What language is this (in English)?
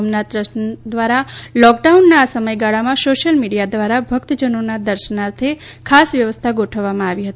Gujarati